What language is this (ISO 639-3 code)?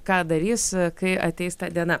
lit